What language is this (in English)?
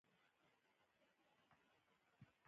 Pashto